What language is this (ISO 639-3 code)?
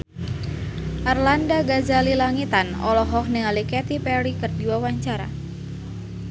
sun